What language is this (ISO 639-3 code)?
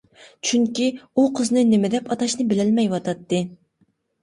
uig